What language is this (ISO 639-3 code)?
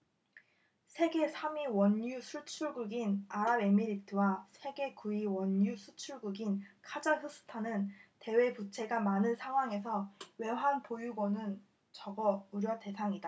kor